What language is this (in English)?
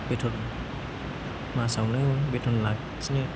Bodo